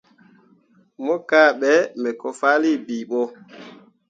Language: Mundang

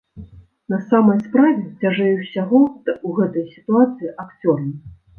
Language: Belarusian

